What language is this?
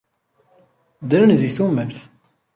Kabyle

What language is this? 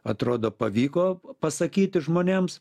Lithuanian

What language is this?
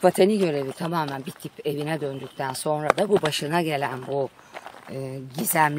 Turkish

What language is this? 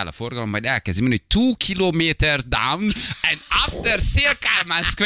Hungarian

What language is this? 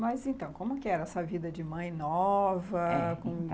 Portuguese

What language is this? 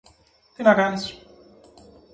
Greek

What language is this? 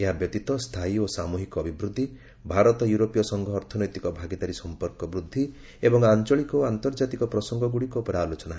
Odia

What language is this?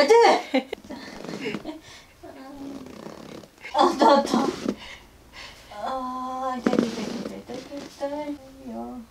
Japanese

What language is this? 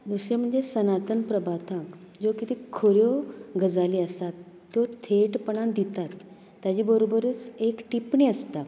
Konkani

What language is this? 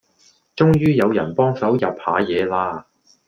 Cantonese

